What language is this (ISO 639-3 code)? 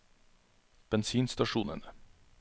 nor